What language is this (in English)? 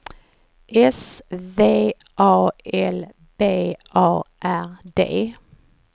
Swedish